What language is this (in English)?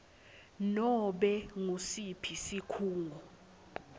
Swati